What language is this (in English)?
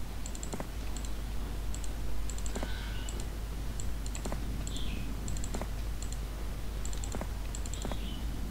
Vietnamese